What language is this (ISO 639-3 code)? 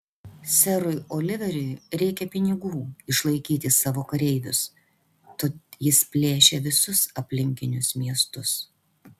lit